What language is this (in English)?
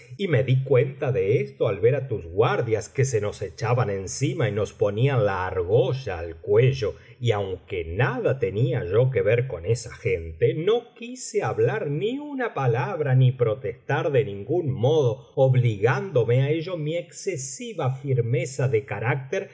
Spanish